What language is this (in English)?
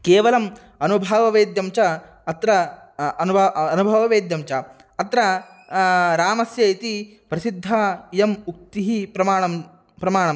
Sanskrit